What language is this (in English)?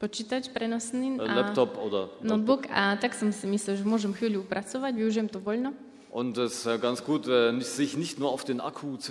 Slovak